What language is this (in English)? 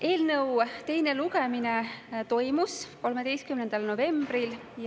Estonian